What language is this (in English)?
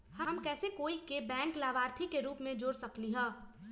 Magahi